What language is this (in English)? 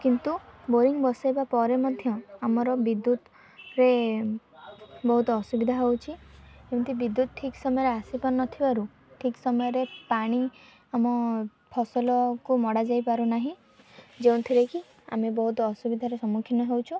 Odia